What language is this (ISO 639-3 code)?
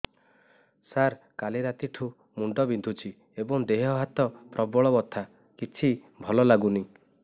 ori